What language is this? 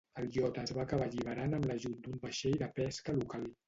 Catalan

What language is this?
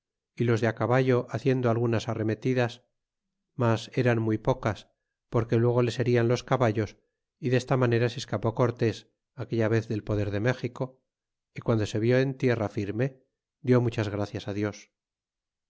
Spanish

